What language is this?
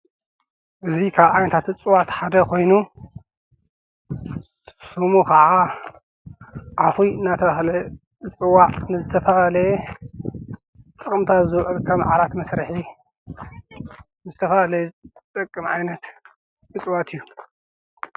Tigrinya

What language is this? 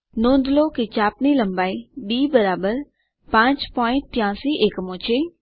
Gujarati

